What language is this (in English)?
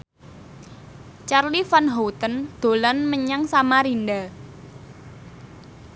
Javanese